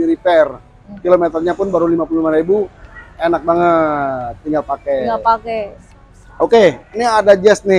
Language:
Indonesian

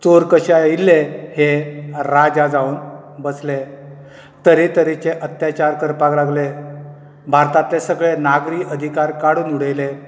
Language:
Konkani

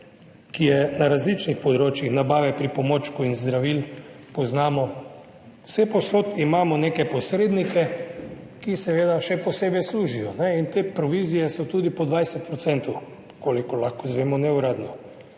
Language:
Slovenian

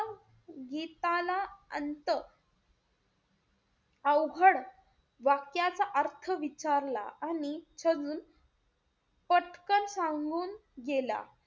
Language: Marathi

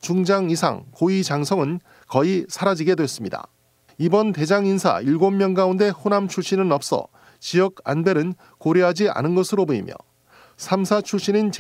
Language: Korean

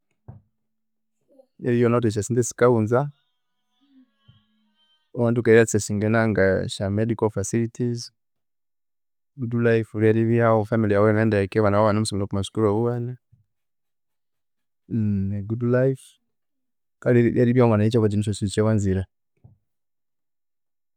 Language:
Konzo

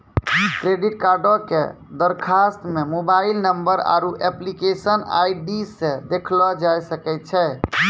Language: Maithili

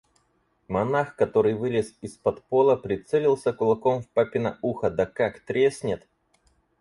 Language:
Russian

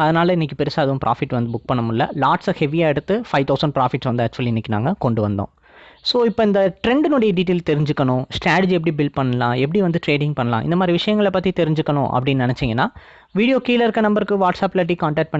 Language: Indonesian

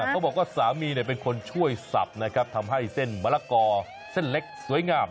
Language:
Thai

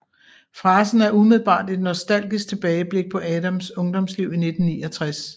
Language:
Danish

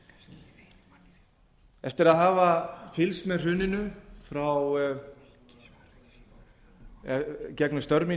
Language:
Icelandic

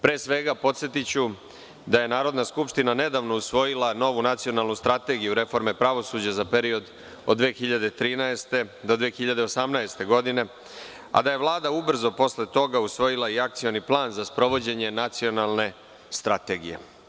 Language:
Serbian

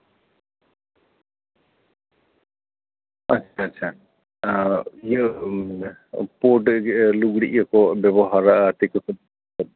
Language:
Santali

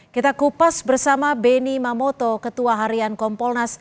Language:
Indonesian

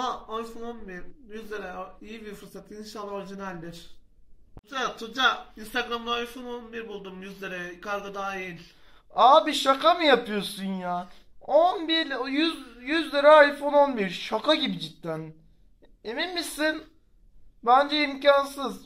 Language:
Turkish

